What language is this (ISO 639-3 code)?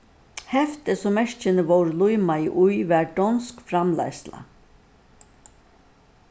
fao